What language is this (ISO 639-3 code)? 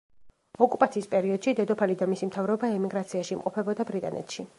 kat